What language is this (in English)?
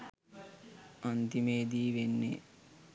Sinhala